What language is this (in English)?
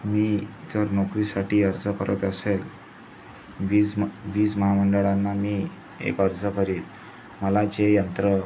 Marathi